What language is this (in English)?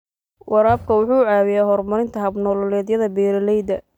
Somali